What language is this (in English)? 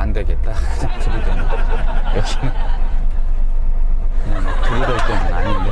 Korean